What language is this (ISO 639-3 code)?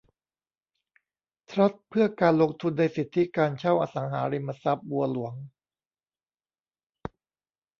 tha